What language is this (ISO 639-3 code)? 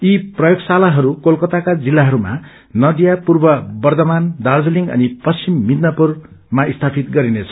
nep